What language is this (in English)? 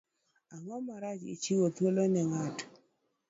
Luo (Kenya and Tanzania)